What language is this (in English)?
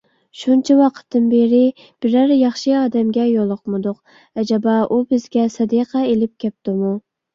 Uyghur